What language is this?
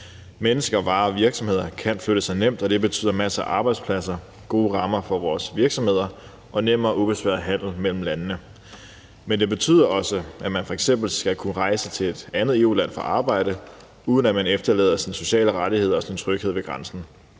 Danish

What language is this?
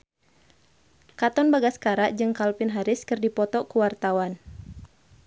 Sundanese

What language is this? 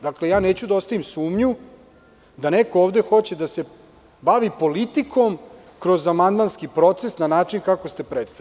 Serbian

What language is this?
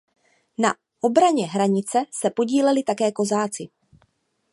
Czech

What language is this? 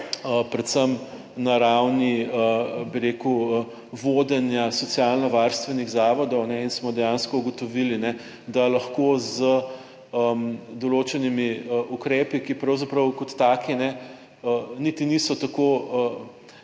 Slovenian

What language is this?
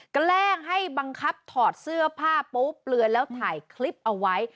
Thai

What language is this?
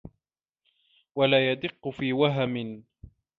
Arabic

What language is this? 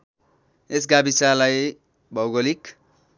Nepali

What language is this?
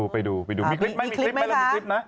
Thai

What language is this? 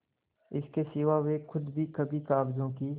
Hindi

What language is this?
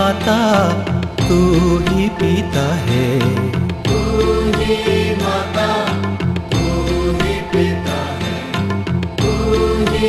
Hindi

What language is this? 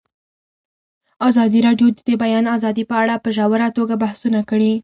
Pashto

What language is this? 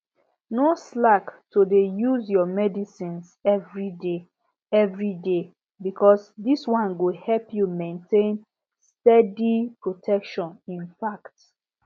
Nigerian Pidgin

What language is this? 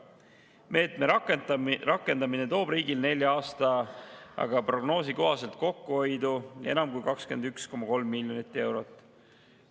Estonian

